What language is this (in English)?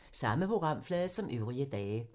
Danish